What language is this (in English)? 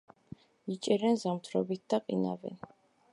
Georgian